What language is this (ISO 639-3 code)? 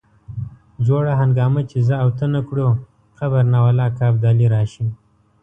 pus